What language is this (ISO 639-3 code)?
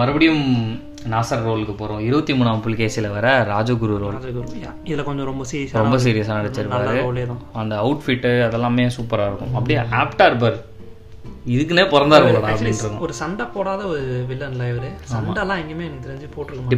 tam